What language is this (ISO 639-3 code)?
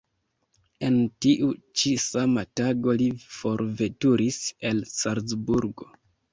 epo